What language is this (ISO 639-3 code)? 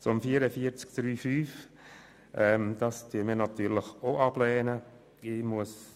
gsw